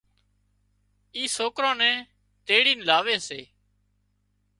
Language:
Wadiyara Koli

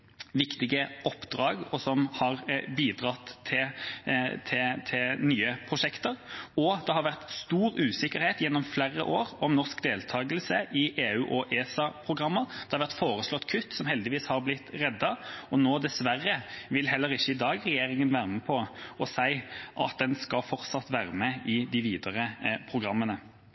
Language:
Norwegian Bokmål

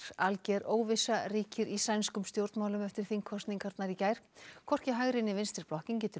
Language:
Icelandic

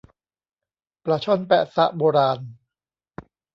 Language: Thai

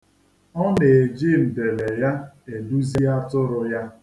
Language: Igbo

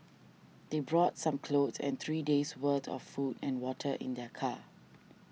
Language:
English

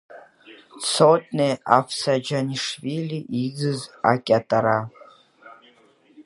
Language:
Abkhazian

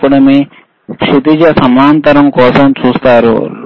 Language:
Telugu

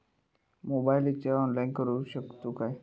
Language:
Marathi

